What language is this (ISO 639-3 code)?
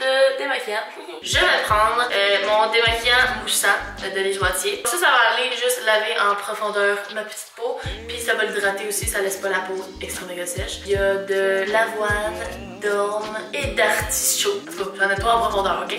fra